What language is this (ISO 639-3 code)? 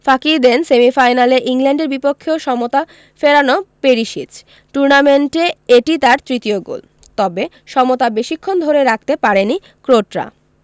ben